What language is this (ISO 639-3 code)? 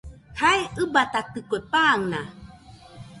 hux